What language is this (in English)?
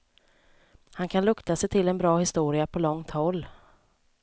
Swedish